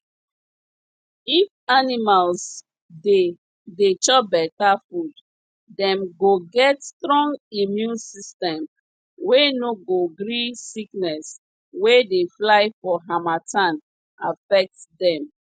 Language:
Nigerian Pidgin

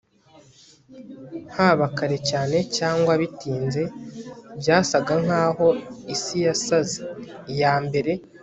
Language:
Kinyarwanda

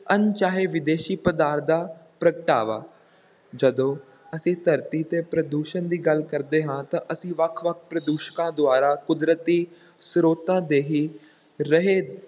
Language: Punjabi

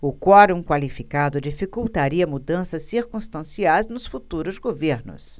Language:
Portuguese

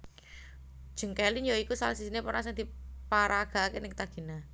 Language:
Javanese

